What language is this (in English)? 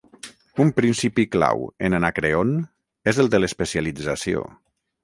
Catalan